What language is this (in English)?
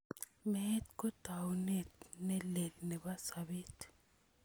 Kalenjin